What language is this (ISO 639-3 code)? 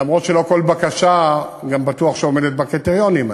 heb